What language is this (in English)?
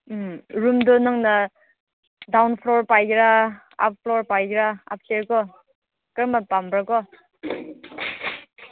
Manipuri